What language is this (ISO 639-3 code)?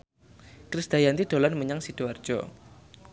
jav